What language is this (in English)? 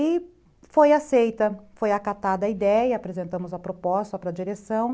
Portuguese